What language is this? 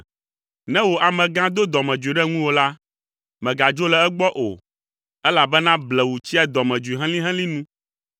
Ewe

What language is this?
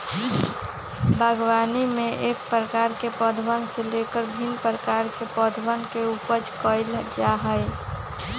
Magahi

